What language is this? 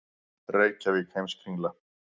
Icelandic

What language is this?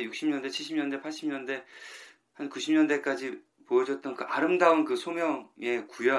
Korean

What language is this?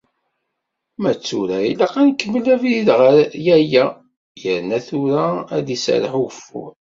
Kabyle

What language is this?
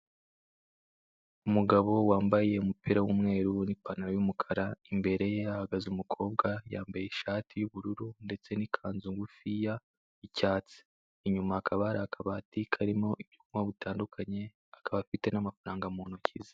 Kinyarwanda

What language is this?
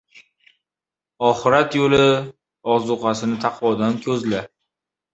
Uzbek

